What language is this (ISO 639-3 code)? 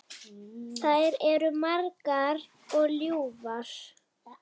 isl